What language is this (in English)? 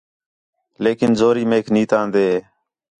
Khetrani